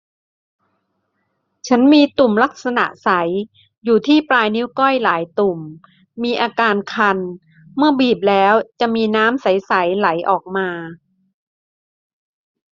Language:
Thai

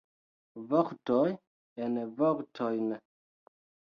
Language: Esperanto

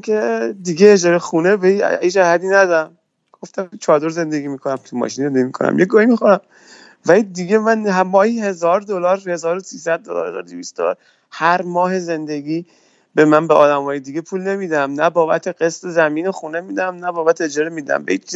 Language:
Persian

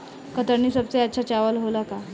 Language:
Bhojpuri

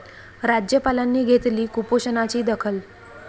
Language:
Marathi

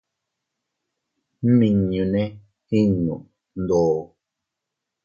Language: Teutila Cuicatec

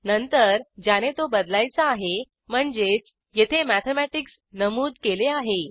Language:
Marathi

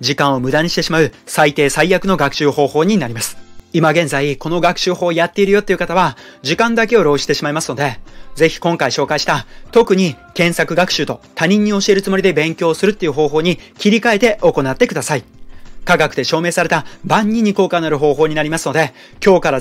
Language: Japanese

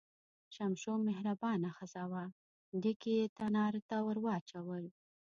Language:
Pashto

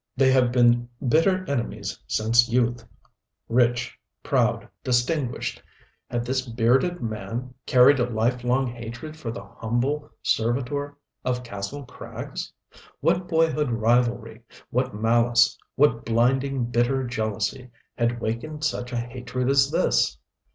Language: English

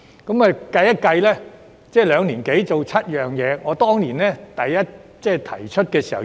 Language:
Cantonese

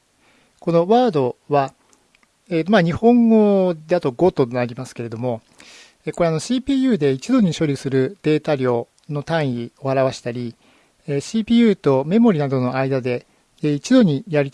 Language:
Japanese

